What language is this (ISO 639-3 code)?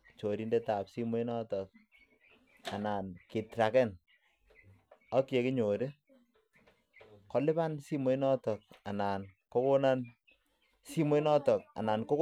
kln